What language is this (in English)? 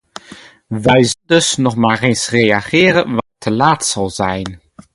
Dutch